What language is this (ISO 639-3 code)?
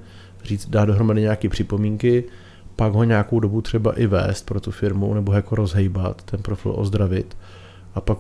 ces